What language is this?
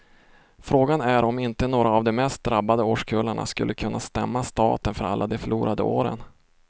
Swedish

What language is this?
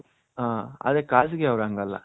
Kannada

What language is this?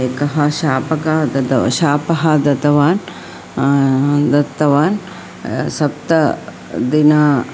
Sanskrit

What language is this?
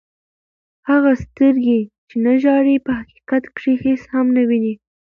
Pashto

